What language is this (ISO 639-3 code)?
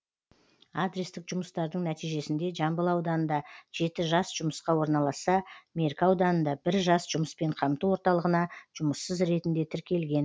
kaz